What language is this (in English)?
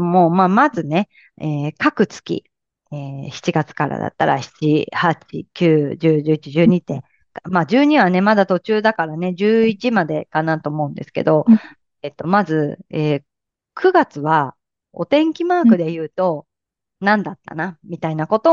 Japanese